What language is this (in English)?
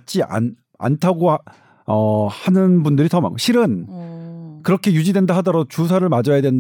Korean